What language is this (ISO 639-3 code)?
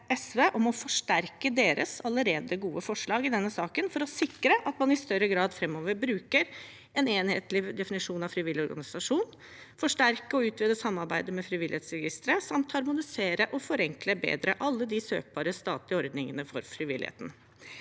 nor